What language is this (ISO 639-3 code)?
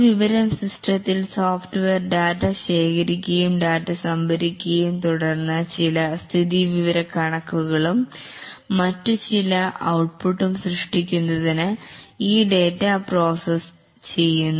mal